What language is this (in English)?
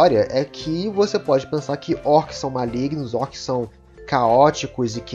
Portuguese